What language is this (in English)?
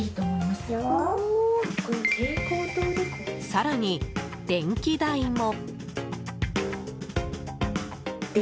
Japanese